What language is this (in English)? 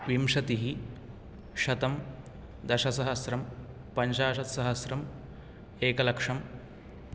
Sanskrit